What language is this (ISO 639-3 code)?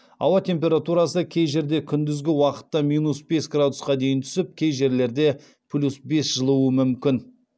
kaz